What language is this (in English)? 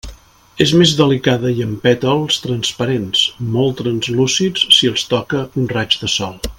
Catalan